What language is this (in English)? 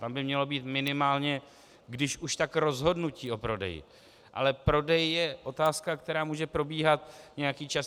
Czech